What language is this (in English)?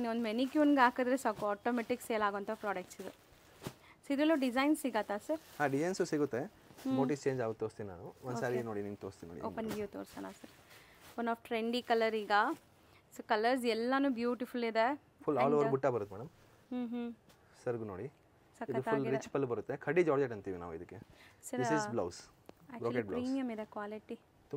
Kannada